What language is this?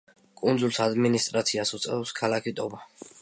Georgian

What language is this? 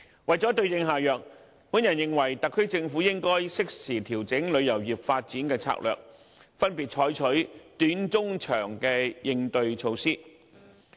Cantonese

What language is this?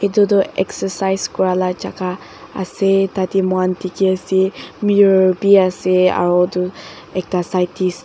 Naga Pidgin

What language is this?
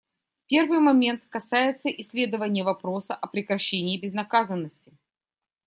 Russian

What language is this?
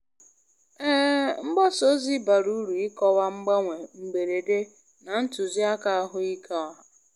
Igbo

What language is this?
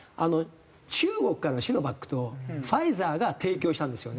Japanese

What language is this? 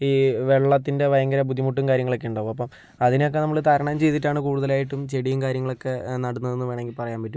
Malayalam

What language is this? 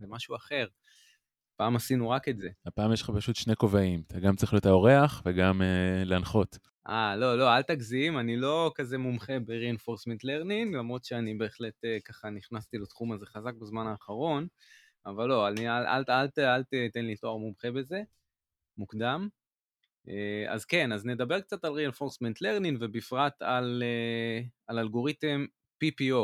Hebrew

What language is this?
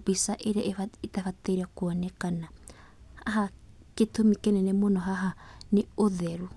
Kikuyu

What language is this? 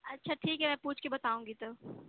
Urdu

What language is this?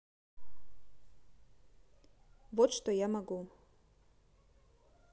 Russian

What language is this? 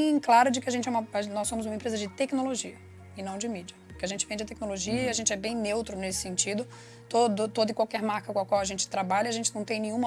Portuguese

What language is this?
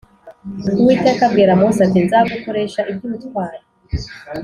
Kinyarwanda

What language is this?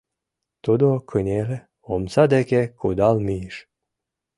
Mari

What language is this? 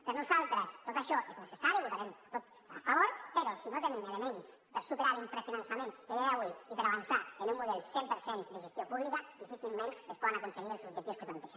Catalan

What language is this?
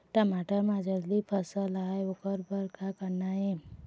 Chhattisgarhi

